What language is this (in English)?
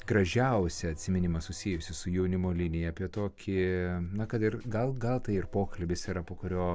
Lithuanian